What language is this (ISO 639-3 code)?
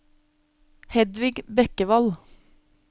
nor